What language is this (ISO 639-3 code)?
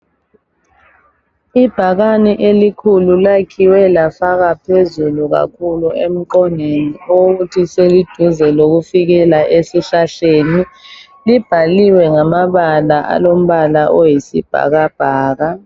nde